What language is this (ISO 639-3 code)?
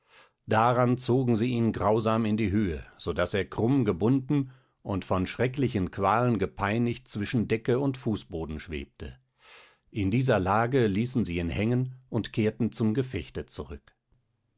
deu